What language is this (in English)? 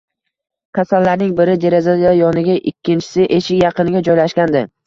Uzbek